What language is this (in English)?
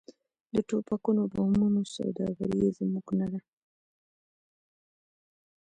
Pashto